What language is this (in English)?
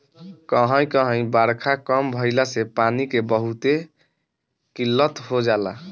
Bhojpuri